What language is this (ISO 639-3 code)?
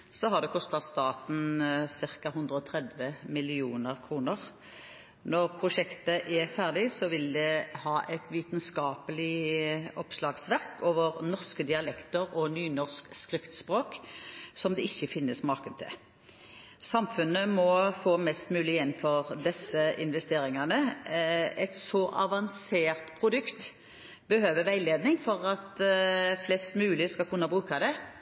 nob